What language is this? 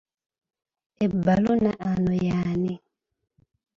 Ganda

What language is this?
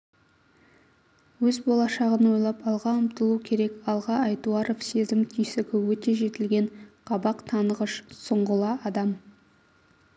Kazakh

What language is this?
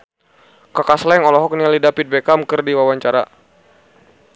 Sundanese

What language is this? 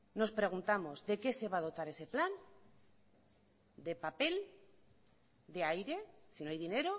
Spanish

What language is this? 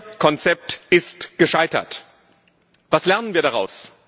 German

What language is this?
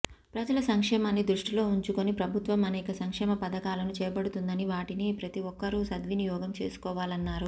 Telugu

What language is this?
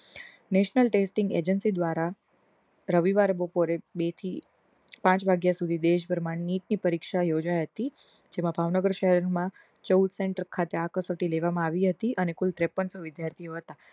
Gujarati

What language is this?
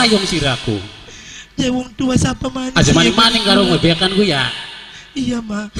Indonesian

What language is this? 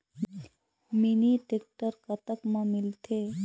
Chhattisgarhi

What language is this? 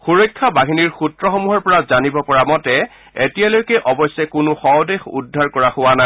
Assamese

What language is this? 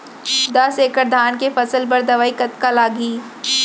Chhattisgarhi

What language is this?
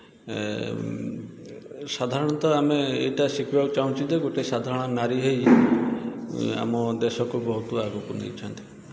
Odia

